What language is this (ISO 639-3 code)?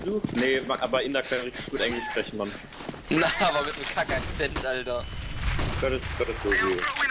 deu